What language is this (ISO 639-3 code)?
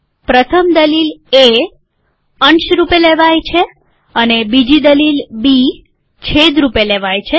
guj